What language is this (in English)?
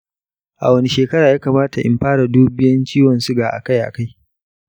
Hausa